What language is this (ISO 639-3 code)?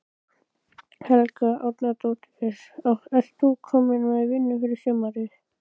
isl